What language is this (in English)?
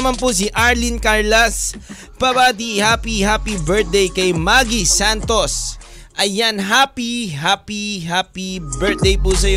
Filipino